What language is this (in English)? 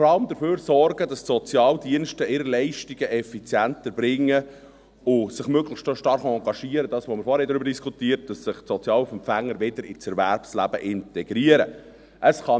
Swiss German